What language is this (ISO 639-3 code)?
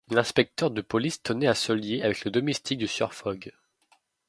fra